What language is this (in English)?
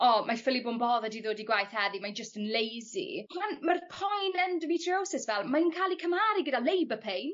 Welsh